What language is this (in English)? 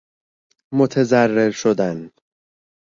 Persian